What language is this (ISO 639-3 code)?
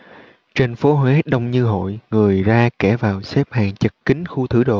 vie